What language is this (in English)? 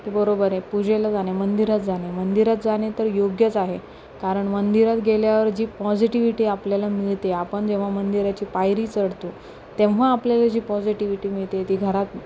Marathi